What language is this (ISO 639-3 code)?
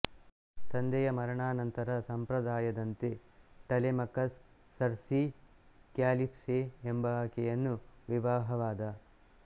kan